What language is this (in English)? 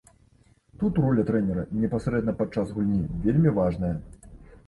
Belarusian